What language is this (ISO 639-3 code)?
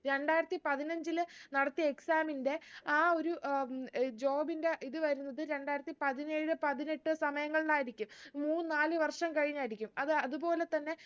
mal